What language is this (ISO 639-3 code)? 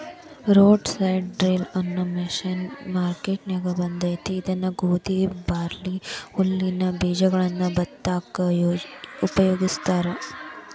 kan